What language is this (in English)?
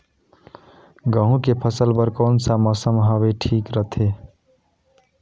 Chhattisgarhi